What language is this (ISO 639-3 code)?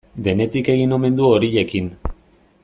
eus